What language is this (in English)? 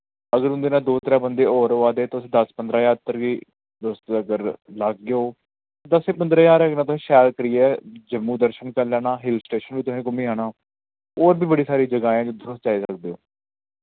Dogri